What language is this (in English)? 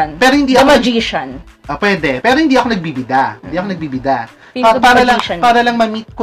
Filipino